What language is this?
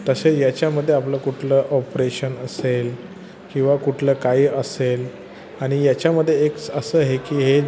Marathi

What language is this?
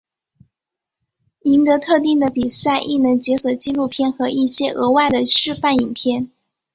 Chinese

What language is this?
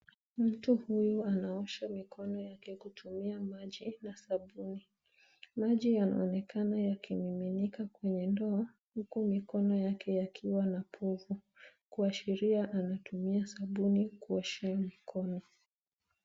Swahili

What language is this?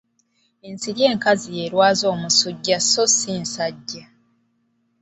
Ganda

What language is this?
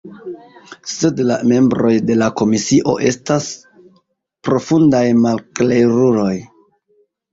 Esperanto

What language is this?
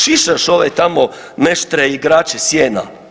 Croatian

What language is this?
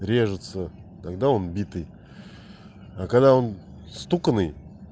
Russian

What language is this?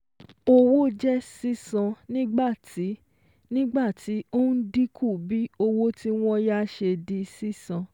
Yoruba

